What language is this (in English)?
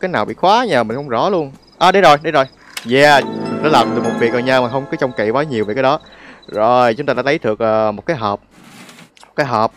Vietnamese